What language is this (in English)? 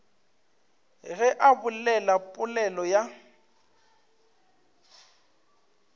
Northern Sotho